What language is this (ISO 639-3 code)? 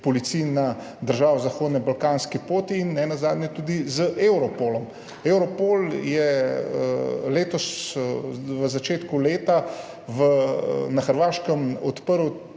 slv